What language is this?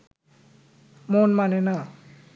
Bangla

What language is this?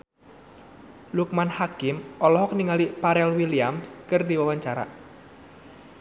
Sundanese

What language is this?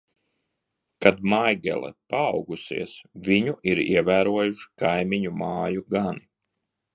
Latvian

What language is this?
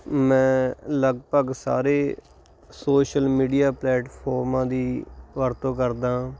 Punjabi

